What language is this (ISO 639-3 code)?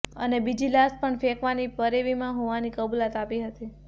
guj